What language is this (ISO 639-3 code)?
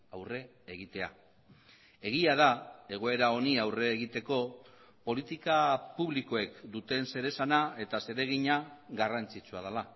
eus